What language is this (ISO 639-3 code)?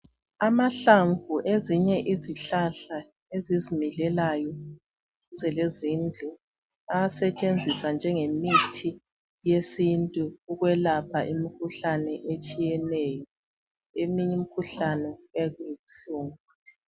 nde